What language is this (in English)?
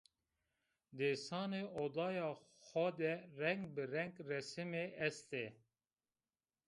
Zaza